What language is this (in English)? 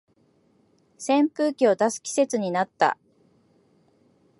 Japanese